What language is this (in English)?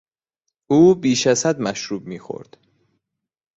Persian